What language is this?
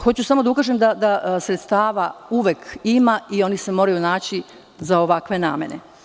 Serbian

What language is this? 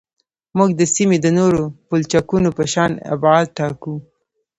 Pashto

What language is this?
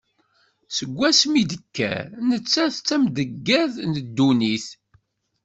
Kabyle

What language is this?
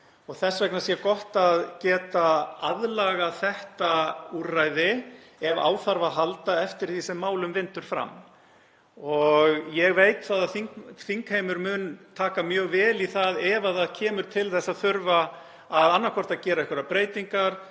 Icelandic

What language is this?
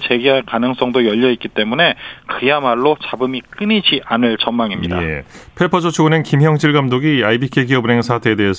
Korean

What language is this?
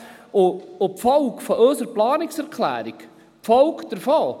Swiss German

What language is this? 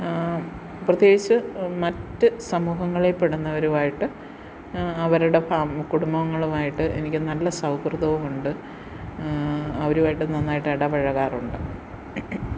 Malayalam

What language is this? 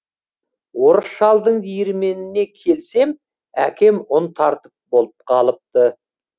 Kazakh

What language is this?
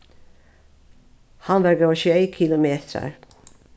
Faroese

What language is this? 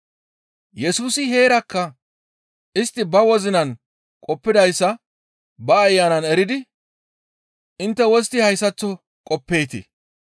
Gamo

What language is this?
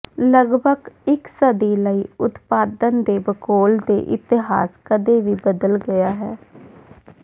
Punjabi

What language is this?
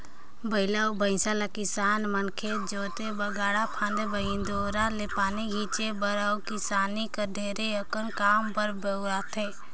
Chhattisgarhi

